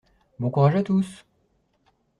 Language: French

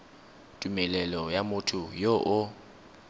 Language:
Tswana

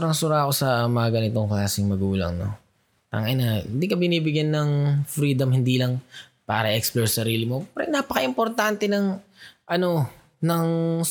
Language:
Filipino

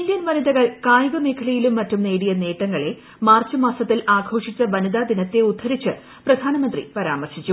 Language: Malayalam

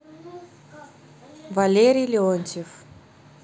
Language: Russian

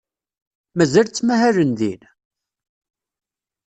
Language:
Kabyle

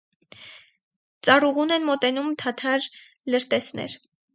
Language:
Armenian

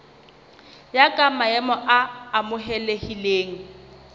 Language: Southern Sotho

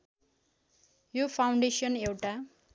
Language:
Nepali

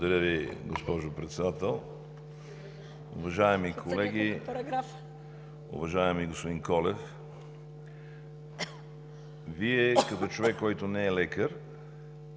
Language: Bulgarian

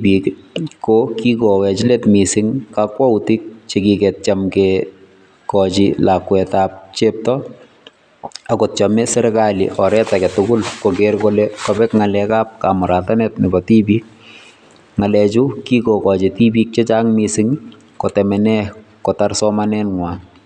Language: Kalenjin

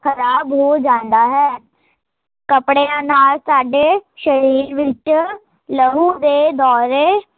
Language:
Punjabi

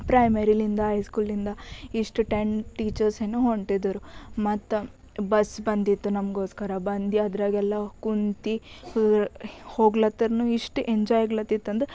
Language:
Kannada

